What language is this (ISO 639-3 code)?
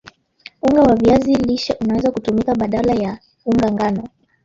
swa